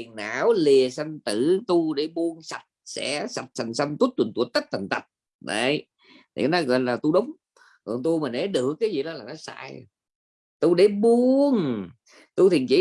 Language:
Vietnamese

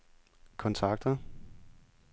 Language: Danish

